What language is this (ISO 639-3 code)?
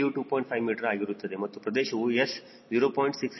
kan